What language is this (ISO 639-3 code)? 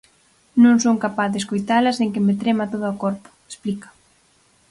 glg